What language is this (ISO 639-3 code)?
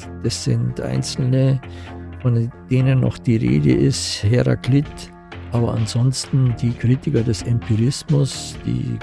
deu